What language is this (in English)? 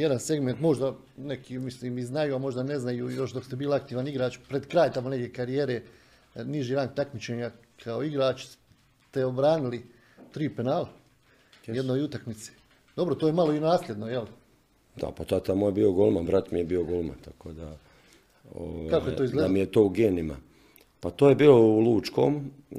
Croatian